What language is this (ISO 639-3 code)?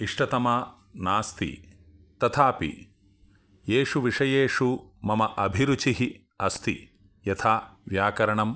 san